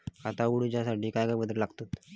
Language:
Marathi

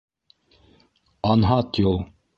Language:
Bashkir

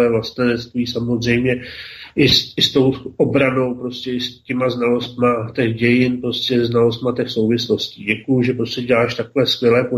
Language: Czech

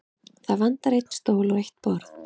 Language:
Icelandic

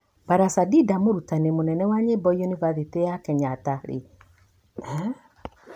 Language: Kikuyu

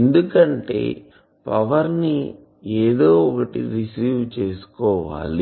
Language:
Telugu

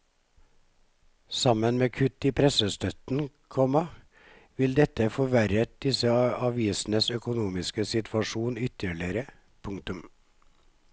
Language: Norwegian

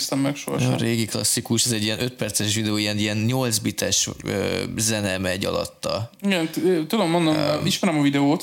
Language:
Hungarian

